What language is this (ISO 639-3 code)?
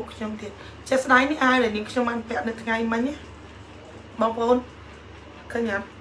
vie